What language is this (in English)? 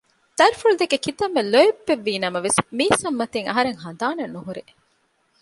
Divehi